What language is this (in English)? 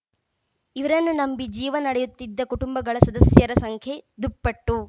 Kannada